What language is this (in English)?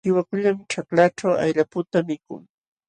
Jauja Wanca Quechua